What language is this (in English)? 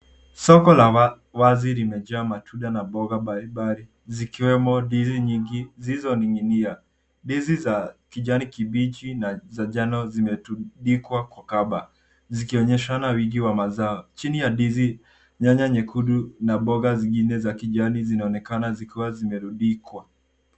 Swahili